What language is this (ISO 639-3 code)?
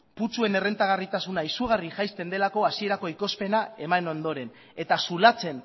eus